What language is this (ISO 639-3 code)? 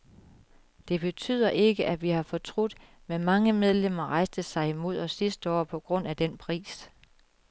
dan